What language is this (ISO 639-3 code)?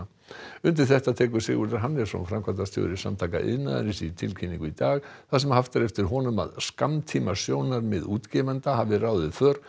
isl